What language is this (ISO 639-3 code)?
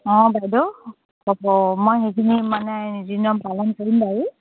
asm